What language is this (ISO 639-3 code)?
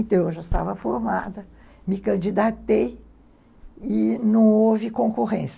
por